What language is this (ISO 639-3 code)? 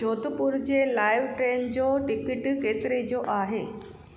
snd